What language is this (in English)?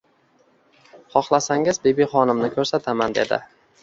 Uzbek